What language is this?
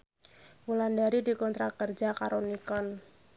Javanese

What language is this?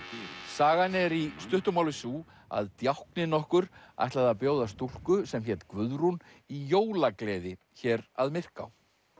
Icelandic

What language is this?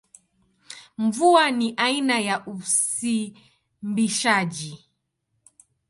Swahili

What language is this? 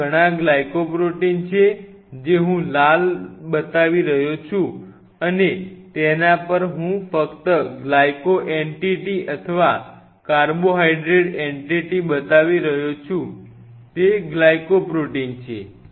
Gujarati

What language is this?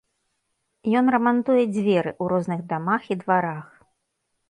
Belarusian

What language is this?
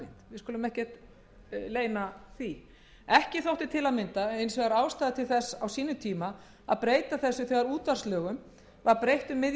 Icelandic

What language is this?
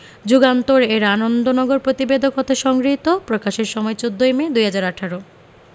Bangla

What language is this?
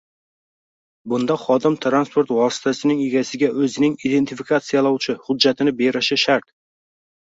Uzbek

